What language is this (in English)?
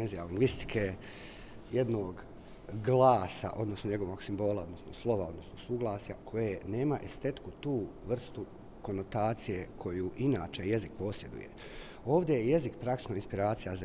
Croatian